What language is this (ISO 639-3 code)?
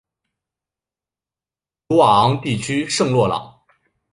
zho